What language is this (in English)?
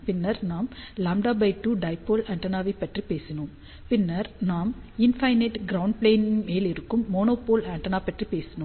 Tamil